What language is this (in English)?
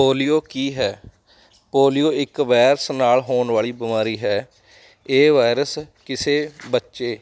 Punjabi